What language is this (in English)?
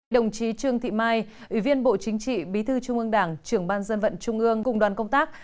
Vietnamese